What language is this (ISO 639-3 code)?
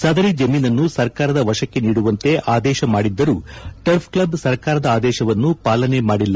kan